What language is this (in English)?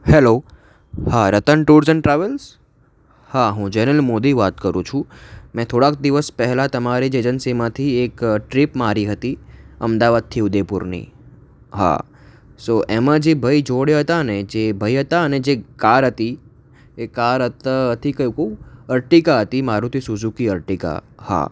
Gujarati